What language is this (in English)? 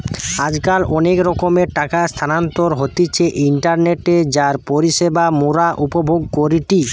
Bangla